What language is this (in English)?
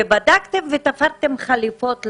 Hebrew